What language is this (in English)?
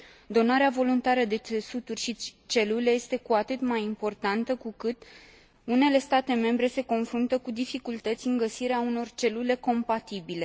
Romanian